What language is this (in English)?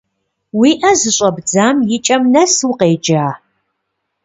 Kabardian